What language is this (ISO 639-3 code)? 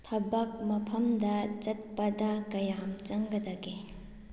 mni